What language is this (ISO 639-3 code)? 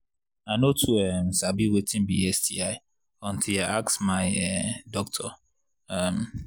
pcm